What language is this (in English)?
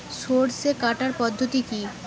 Bangla